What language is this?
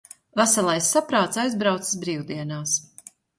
Latvian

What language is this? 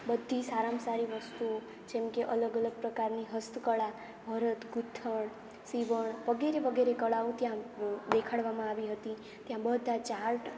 Gujarati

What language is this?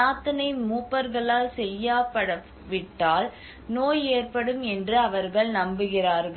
Tamil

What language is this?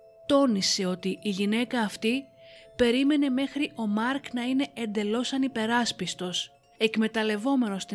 Greek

